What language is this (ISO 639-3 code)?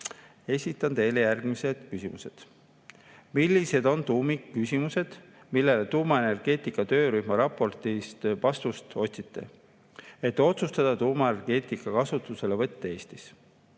est